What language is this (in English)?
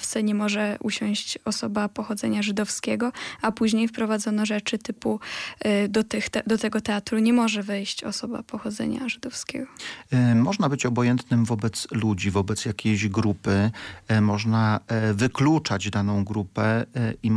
Polish